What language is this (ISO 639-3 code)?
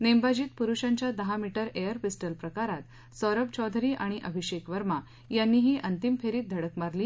mar